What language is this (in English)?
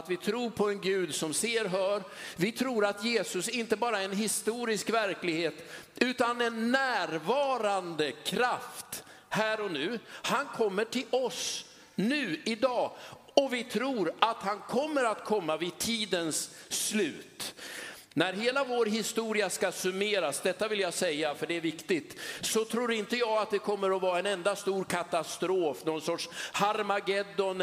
Swedish